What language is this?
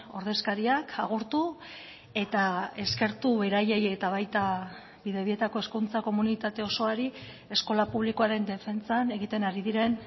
Basque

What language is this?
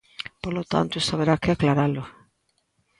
Galician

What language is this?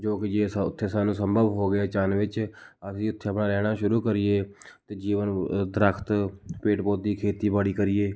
Punjabi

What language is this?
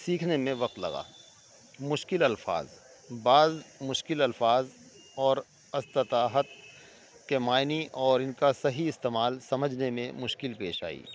Urdu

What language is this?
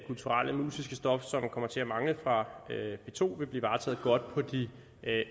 Danish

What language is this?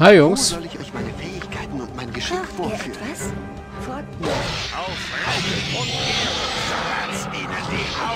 German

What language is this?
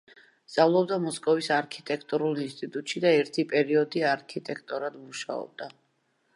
Georgian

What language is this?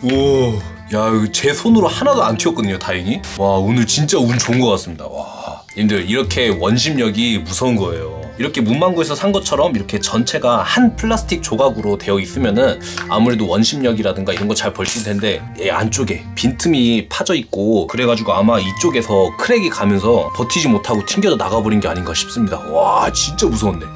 Korean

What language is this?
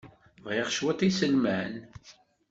Kabyle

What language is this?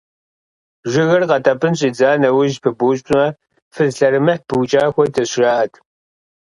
Kabardian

